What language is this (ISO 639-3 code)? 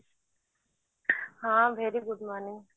ori